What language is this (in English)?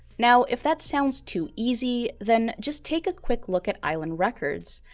English